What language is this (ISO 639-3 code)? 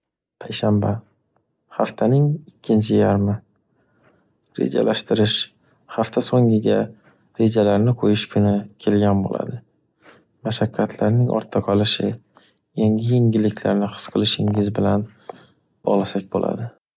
uzb